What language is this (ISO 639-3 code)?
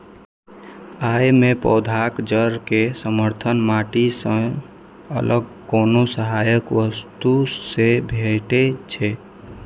mai